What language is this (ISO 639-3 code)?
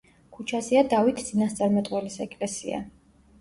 kat